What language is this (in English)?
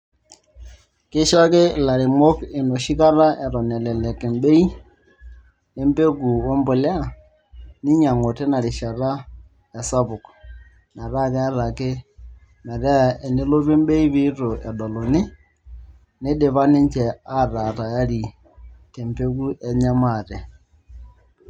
Masai